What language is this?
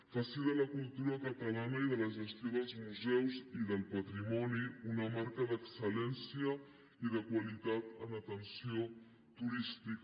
Catalan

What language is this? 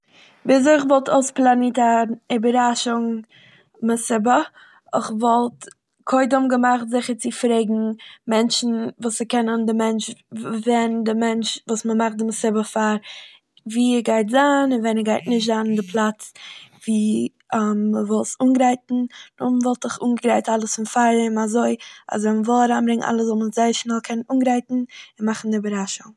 Yiddish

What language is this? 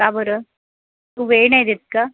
Marathi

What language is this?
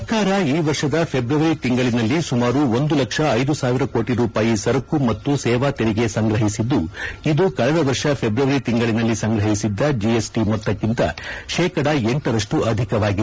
Kannada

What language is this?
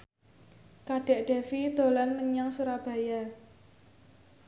Javanese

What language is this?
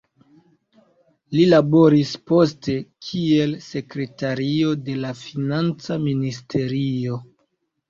Esperanto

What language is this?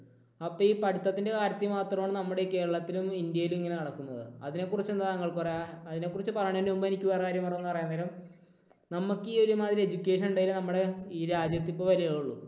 Malayalam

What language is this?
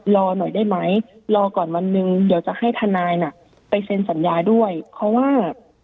Thai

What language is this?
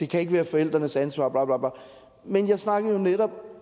Danish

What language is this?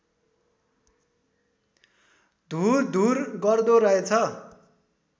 Nepali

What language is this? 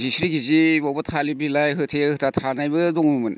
Bodo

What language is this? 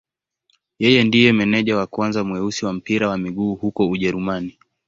Swahili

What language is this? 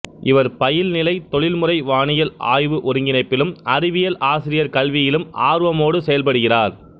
Tamil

